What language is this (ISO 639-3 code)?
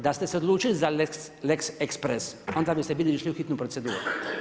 hrv